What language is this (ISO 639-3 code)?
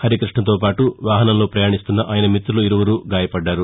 tel